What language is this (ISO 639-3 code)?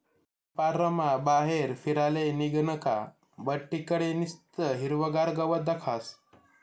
mar